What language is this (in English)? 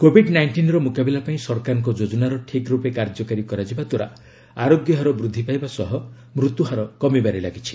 Odia